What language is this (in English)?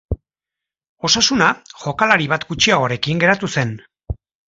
Basque